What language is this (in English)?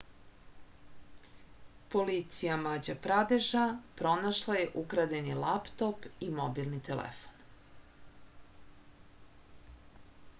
Serbian